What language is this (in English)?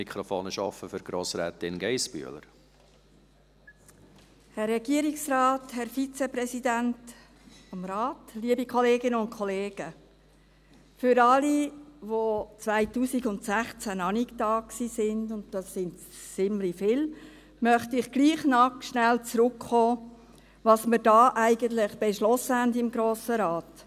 Swiss German